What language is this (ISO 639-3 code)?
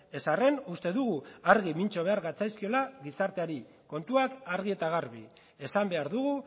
eus